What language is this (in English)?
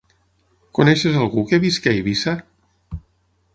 Catalan